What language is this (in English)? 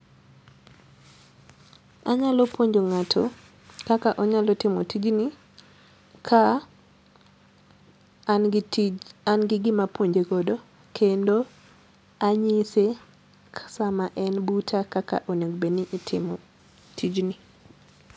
Luo (Kenya and Tanzania)